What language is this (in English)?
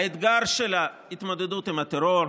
Hebrew